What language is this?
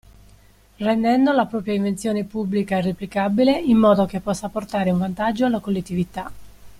Italian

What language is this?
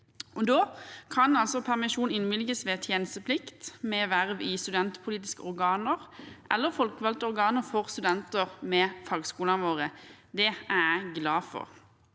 Norwegian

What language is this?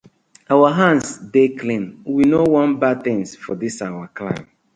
Nigerian Pidgin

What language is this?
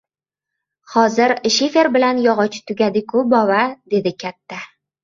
Uzbek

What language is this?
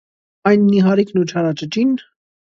Armenian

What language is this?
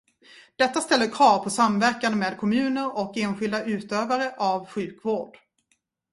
Swedish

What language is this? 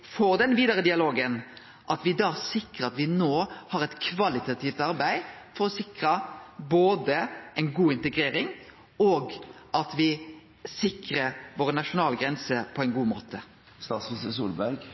Norwegian Nynorsk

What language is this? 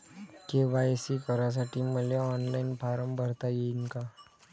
Marathi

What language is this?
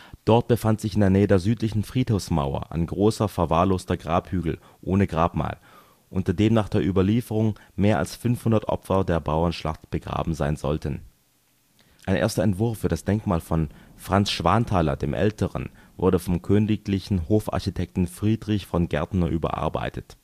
German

